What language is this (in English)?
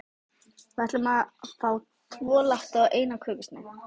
Icelandic